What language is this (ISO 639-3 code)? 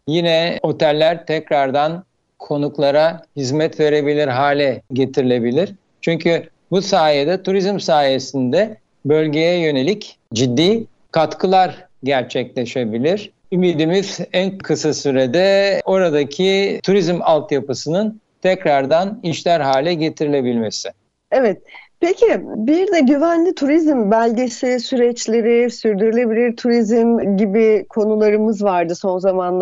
tur